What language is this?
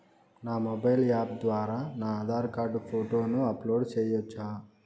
Telugu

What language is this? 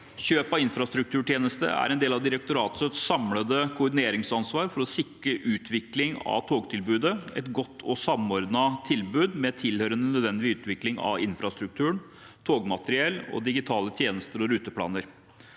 Norwegian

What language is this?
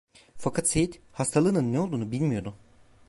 Turkish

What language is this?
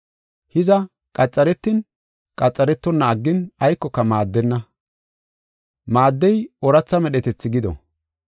Gofa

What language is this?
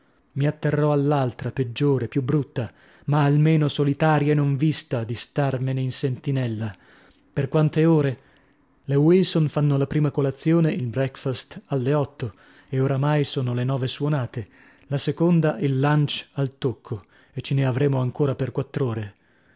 Italian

